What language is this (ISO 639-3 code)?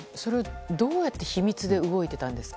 jpn